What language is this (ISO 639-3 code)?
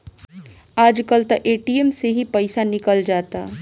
bho